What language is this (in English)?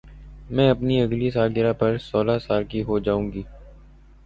Urdu